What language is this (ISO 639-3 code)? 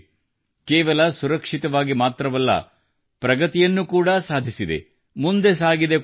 kan